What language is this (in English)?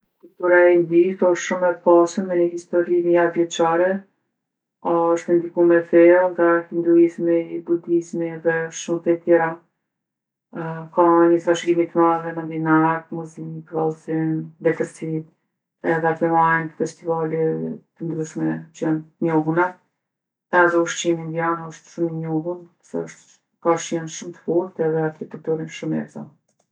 Gheg Albanian